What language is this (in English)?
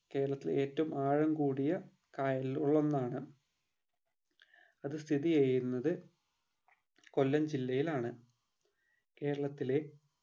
Malayalam